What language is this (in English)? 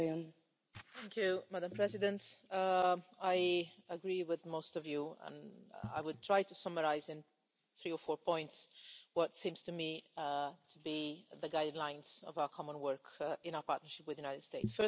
English